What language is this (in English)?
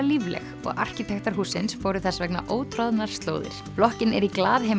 Icelandic